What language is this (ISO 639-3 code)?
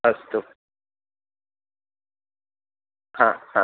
san